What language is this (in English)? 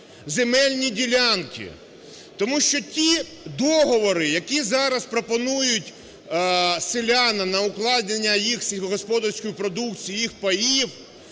Ukrainian